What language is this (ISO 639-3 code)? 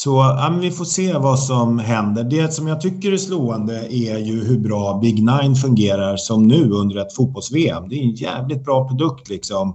swe